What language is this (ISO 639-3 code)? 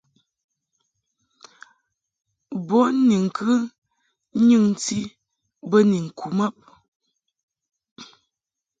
mhk